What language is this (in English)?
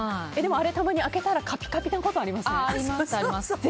Japanese